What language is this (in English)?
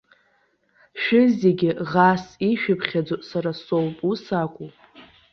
Abkhazian